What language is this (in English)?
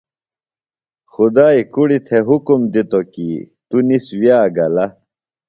Phalura